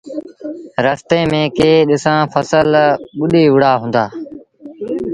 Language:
Sindhi Bhil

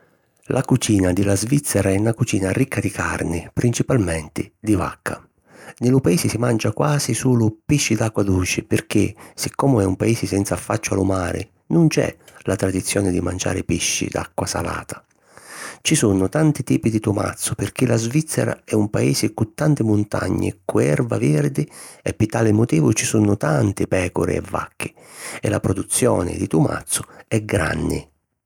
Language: Sicilian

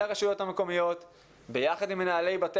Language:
Hebrew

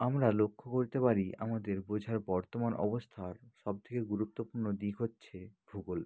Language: Bangla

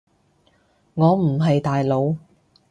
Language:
Cantonese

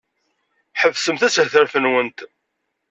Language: Kabyle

